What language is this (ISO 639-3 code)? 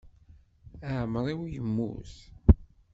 kab